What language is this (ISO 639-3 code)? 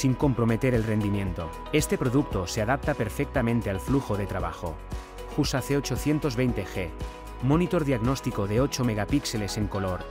spa